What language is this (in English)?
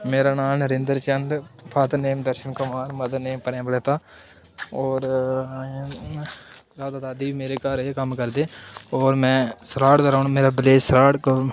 Dogri